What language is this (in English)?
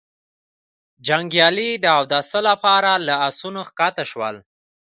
Pashto